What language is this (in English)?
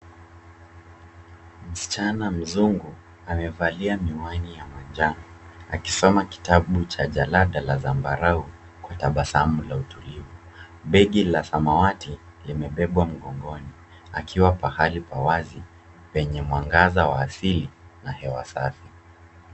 Swahili